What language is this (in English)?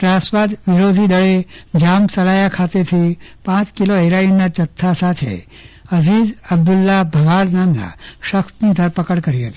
Gujarati